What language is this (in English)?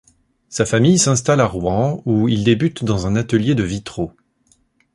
French